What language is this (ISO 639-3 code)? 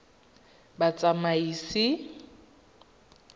tsn